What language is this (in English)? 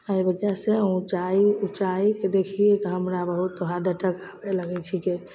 Maithili